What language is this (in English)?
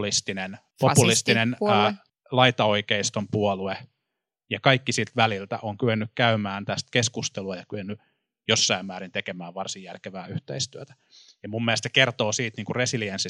Finnish